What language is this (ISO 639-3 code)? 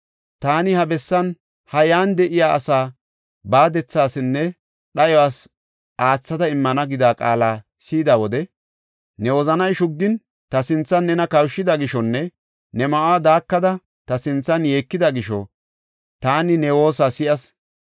gof